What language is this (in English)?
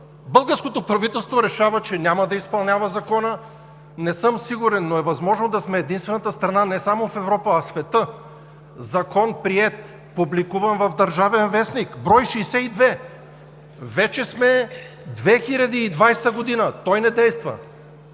Bulgarian